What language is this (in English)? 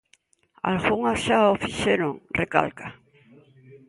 Galician